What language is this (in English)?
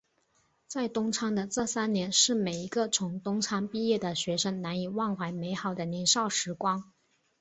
Chinese